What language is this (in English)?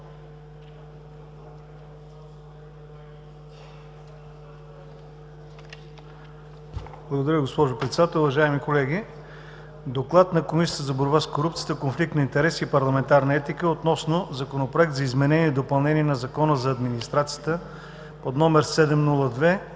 Bulgarian